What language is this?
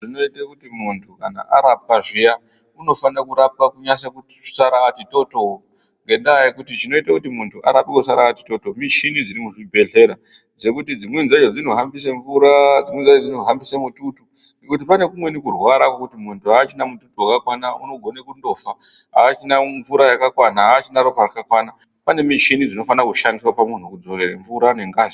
Ndau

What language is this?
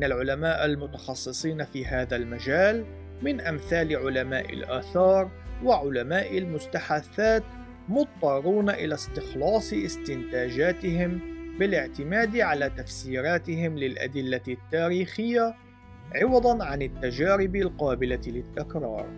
Arabic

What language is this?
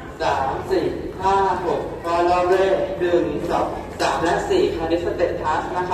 Thai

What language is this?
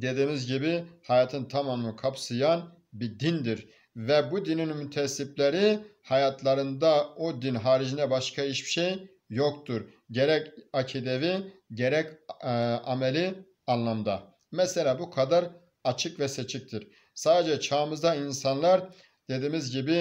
Turkish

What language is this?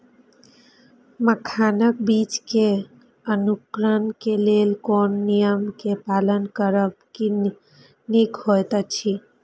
Maithili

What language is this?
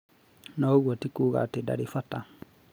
Kikuyu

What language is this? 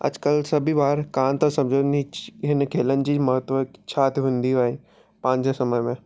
Sindhi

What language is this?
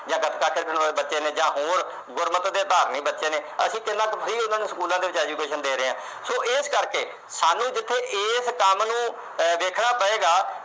Punjabi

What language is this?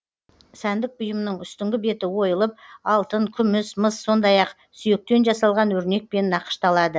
Kazakh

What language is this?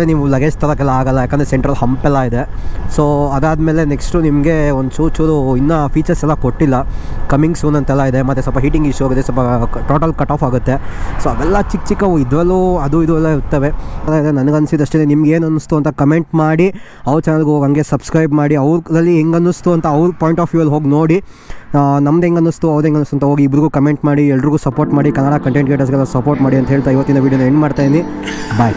Kannada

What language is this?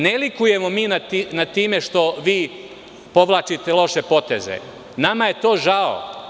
Serbian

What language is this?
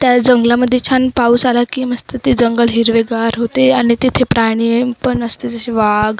Marathi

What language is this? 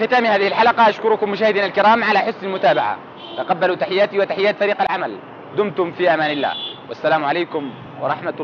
Arabic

